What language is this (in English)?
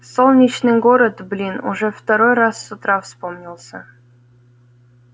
Russian